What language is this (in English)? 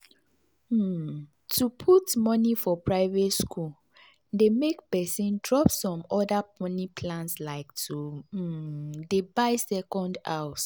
Nigerian Pidgin